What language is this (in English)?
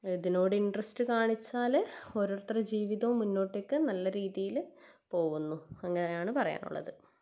Malayalam